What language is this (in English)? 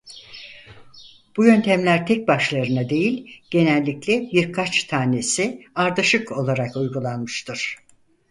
Turkish